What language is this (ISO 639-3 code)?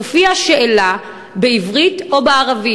heb